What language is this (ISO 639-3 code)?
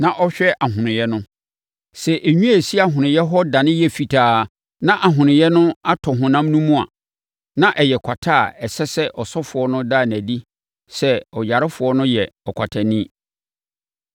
aka